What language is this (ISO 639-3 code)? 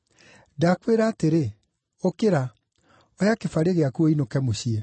kik